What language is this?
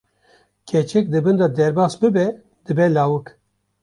Kurdish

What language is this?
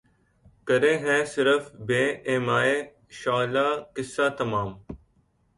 Urdu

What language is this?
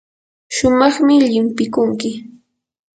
Yanahuanca Pasco Quechua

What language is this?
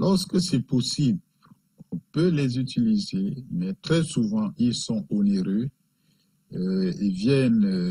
French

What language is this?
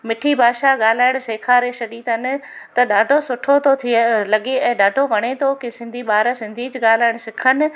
Sindhi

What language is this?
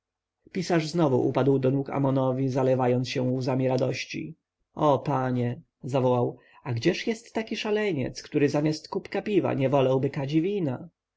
Polish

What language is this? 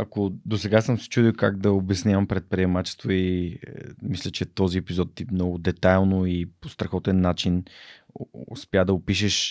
Bulgarian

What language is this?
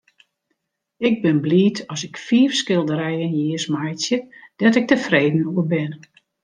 Western Frisian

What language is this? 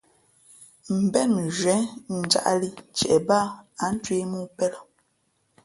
Fe'fe'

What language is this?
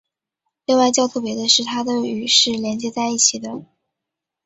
Chinese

